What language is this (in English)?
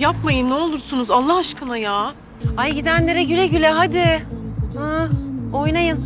Turkish